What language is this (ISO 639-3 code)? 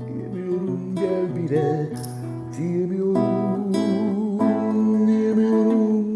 tur